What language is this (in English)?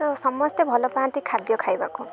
Odia